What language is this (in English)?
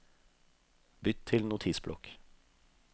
Norwegian